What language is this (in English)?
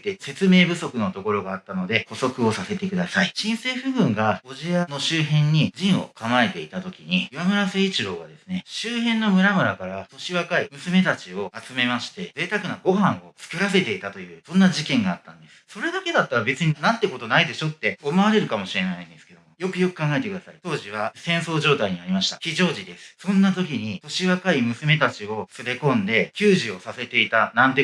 Japanese